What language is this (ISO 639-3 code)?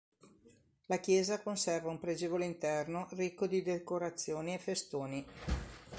ita